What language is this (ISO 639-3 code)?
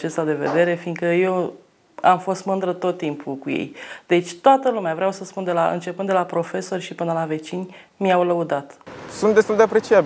ron